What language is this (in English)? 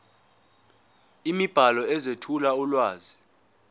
Zulu